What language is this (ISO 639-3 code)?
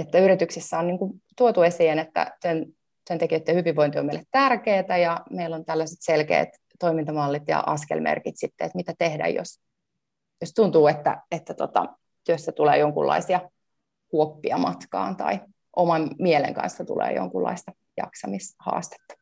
fin